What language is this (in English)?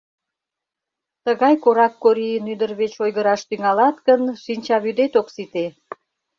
Mari